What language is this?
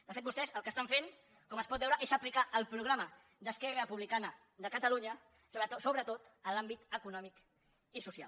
Catalan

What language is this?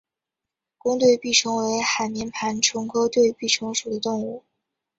Chinese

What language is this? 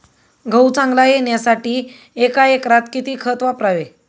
Marathi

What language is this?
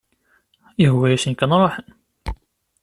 Kabyle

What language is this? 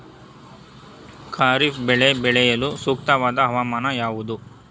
Kannada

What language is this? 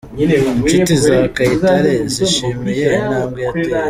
Kinyarwanda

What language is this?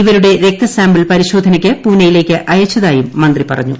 Malayalam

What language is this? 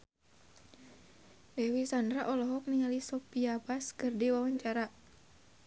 Sundanese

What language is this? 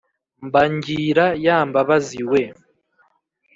Kinyarwanda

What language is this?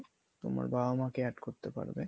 Bangla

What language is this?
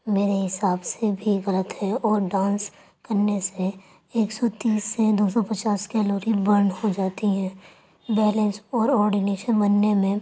Urdu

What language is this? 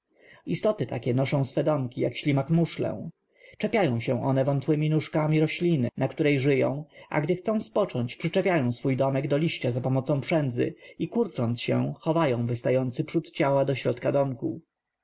Polish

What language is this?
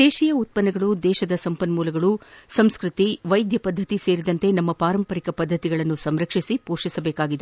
Kannada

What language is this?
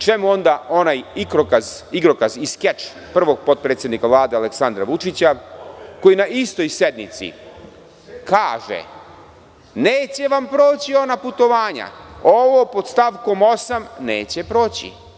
Serbian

